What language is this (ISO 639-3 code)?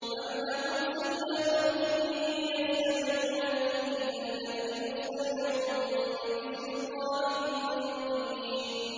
ara